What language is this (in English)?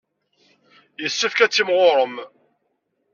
Kabyle